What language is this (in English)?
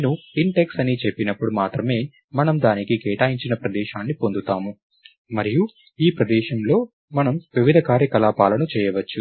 Telugu